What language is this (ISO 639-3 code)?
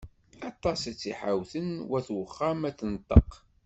kab